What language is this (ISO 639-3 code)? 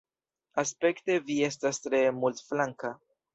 epo